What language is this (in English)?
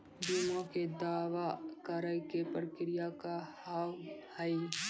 Maithili